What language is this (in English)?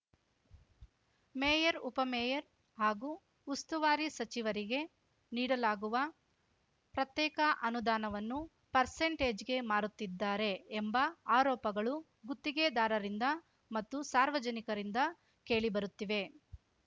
Kannada